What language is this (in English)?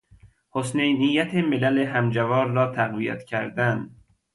Persian